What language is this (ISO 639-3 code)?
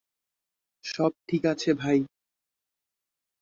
ben